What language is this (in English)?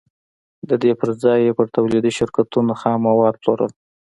Pashto